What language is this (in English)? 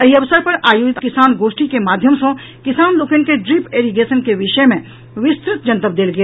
Maithili